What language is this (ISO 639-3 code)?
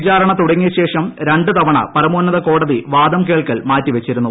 mal